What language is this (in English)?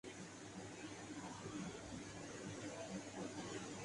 Urdu